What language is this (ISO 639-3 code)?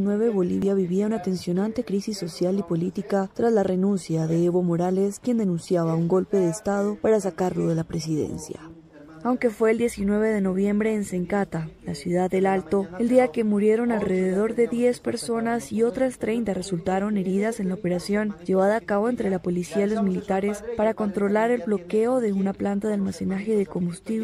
spa